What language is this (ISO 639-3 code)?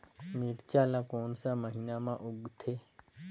hne